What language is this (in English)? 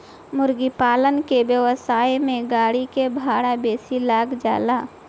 Bhojpuri